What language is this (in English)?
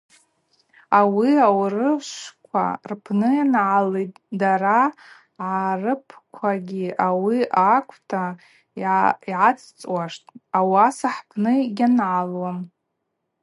Abaza